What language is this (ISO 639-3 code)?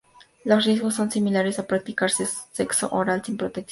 spa